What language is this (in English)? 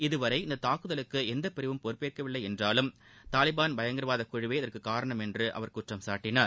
Tamil